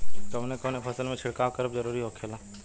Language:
Bhojpuri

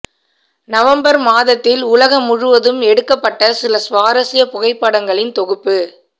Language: Tamil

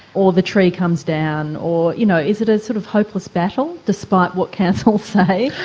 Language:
English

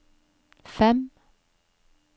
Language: Norwegian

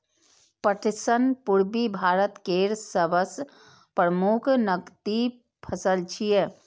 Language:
Maithili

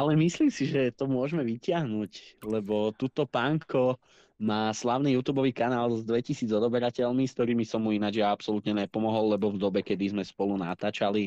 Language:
Slovak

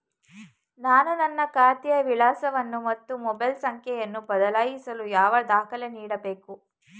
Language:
Kannada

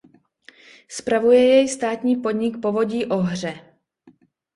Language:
Czech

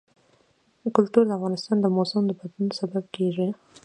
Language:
Pashto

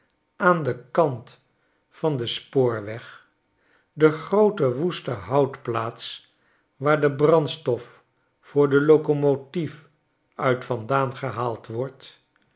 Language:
Dutch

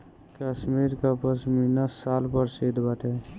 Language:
Bhojpuri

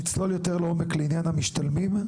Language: Hebrew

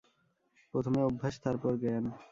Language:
Bangla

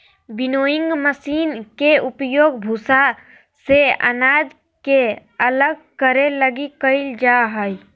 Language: Magahi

